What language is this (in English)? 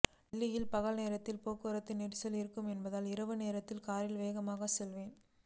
Tamil